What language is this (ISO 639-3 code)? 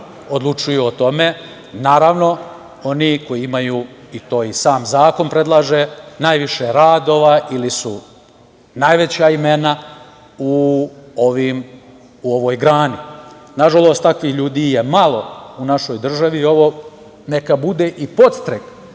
srp